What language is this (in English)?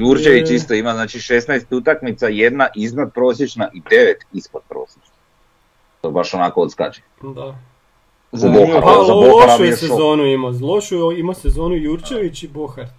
Croatian